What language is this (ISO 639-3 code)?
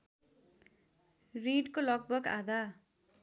nep